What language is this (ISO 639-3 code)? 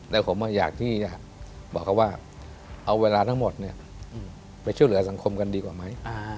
tha